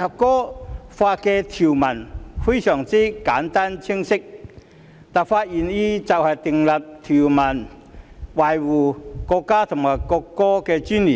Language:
Cantonese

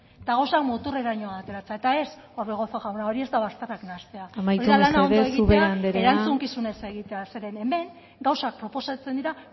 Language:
Basque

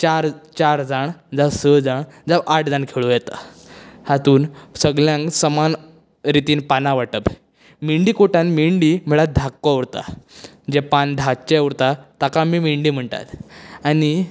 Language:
Konkani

